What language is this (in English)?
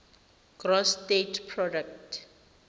Tswana